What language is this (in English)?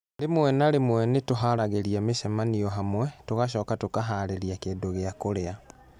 Kikuyu